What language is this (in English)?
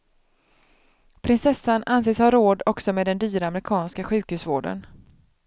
Swedish